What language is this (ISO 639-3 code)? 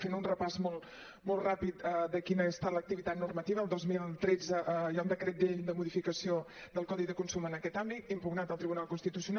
cat